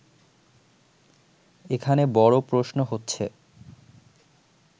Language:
Bangla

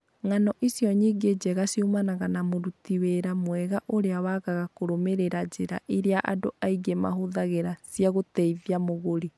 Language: Kikuyu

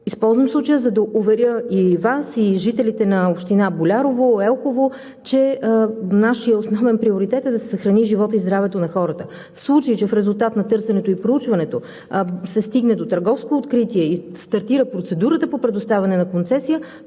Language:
Bulgarian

